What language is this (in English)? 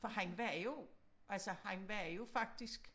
Danish